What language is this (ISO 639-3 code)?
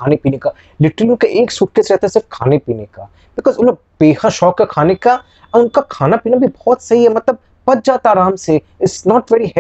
hin